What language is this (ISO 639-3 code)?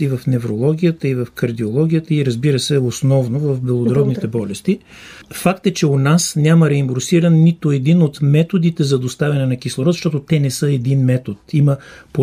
bul